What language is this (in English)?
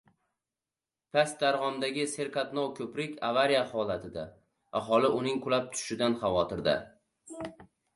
Uzbek